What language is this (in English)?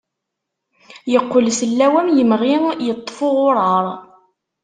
Kabyle